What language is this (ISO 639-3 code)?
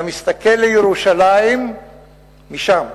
heb